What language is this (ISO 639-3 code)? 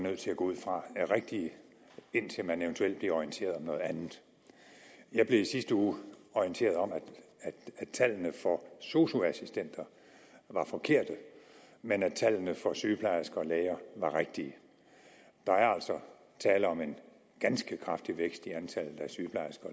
dan